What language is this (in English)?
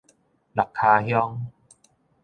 Min Nan Chinese